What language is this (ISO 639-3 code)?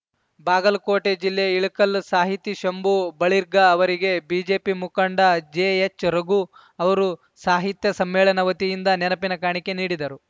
kan